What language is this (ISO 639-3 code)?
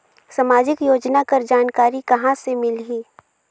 hne